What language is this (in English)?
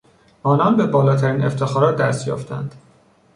Persian